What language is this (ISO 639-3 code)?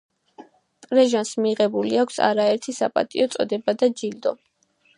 kat